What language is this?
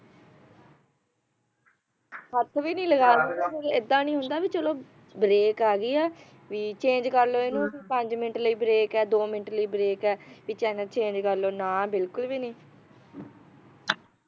Punjabi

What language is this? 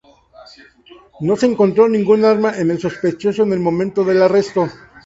Spanish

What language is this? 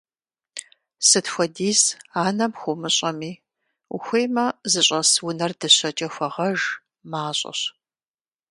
Kabardian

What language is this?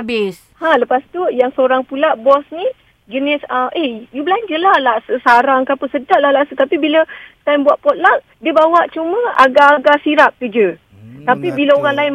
Malay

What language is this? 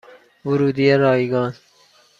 Persian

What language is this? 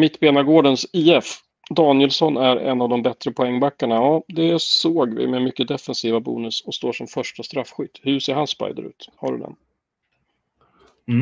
Swedish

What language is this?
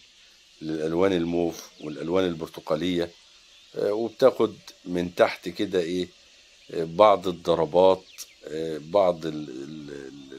Arabic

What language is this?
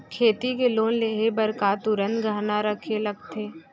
Chhattisgarhi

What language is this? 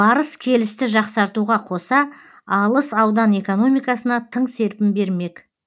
Kazakh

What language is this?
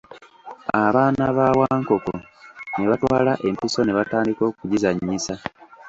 Ganda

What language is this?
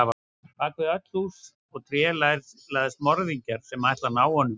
Icelandic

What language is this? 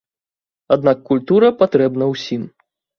Belarusian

